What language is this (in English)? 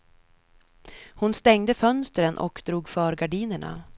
Swedish